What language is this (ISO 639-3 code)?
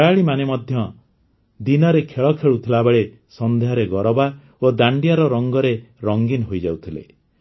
ori